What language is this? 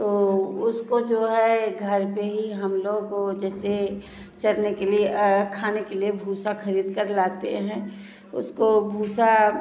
Hindi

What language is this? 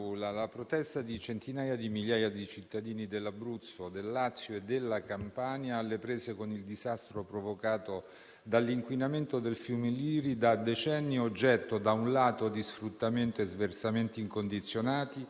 Italian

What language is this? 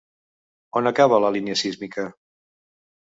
Catalan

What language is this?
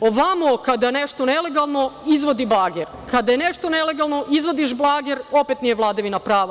Serbian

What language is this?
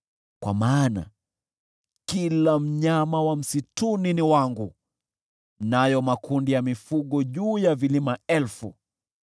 Swahili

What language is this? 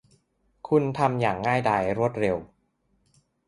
Thai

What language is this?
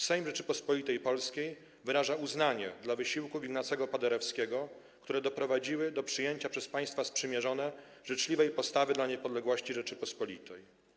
Polish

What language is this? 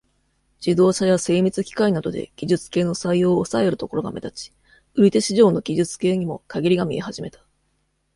Japanese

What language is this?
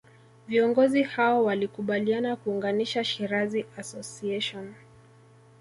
Swahili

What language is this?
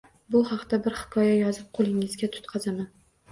Uzbek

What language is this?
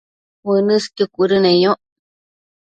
Matsés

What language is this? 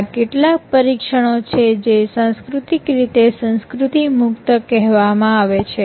Gujarati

